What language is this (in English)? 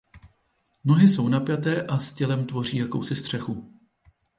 Czech